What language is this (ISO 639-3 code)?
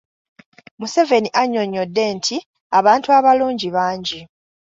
lug